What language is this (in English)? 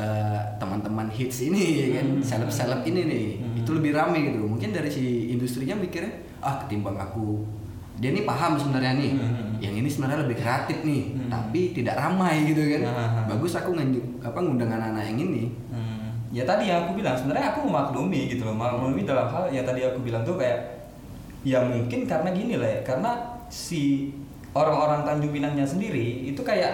Indonesian